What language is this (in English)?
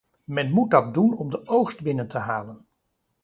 Dutch